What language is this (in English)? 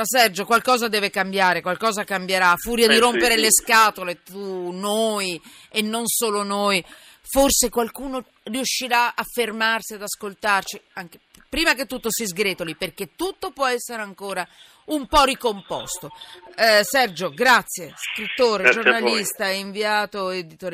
Italian